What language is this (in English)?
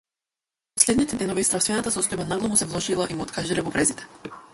Macedonian